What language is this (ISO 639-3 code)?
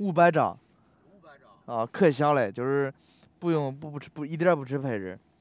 zho